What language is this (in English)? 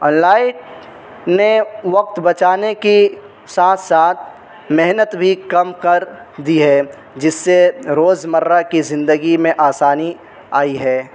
Urdu